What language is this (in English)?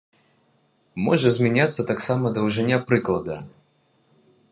Belarusian